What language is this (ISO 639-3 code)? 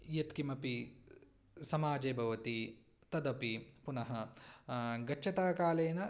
san